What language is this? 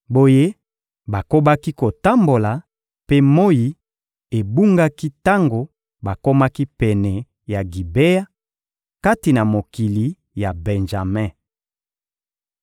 Lingala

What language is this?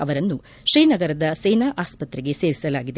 Kannada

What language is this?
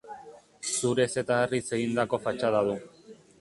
Basque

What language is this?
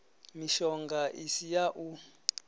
Venda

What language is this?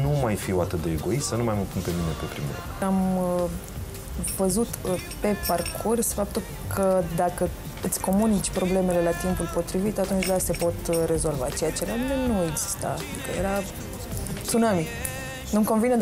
Romanian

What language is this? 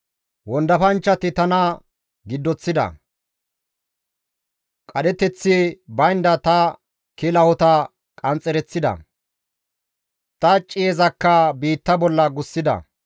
Gamo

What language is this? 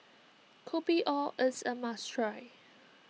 English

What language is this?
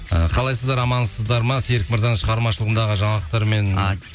Kazakh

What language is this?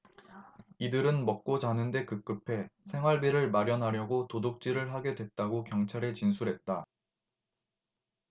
Korean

